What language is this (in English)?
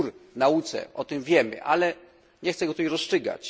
Polish